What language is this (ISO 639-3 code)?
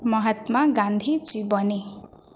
ori